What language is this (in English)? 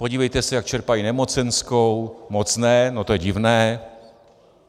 Czech